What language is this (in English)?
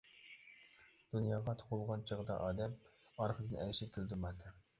Uyghur